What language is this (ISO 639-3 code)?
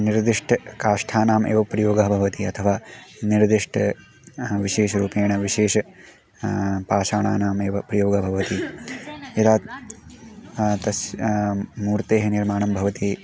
san